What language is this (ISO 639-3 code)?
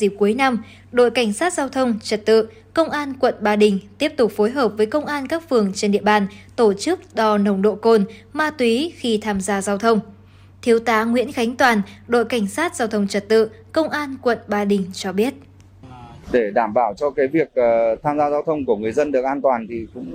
vie